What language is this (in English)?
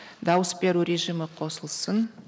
Kazakh